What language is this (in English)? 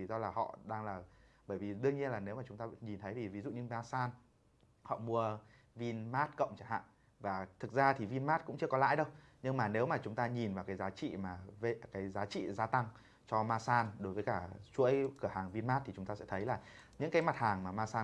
Vietnamese